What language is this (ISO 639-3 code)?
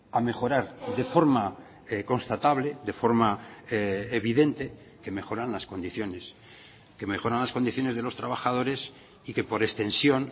spa